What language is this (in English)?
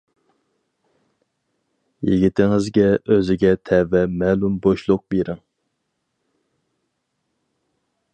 Uyghur